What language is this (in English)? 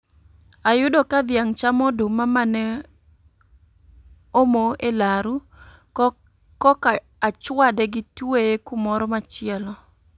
Luo (Kenya and Tanzania)